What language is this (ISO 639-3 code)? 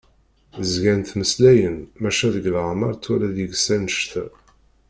kab